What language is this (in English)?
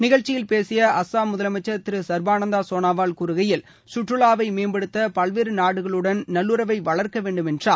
Tamil